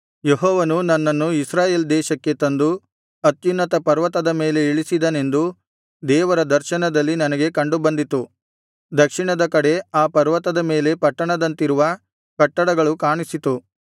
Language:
Kannada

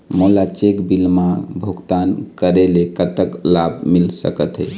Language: Chhattisgarhi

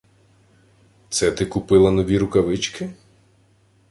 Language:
Ukrainian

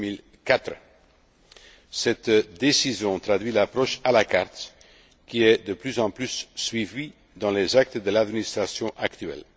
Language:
French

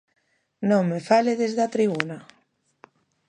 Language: Galician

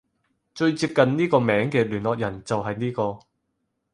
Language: Cantonese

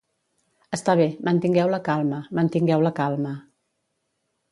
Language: Catalan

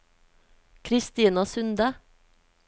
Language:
Norwegian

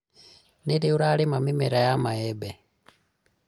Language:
Kikuyu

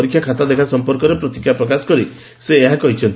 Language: Odia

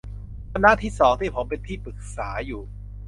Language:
Thai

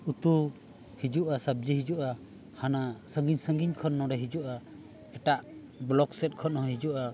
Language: Santali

